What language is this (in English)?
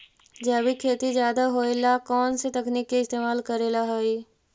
Magahi